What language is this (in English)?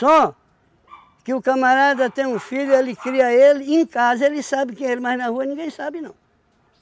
Portuguese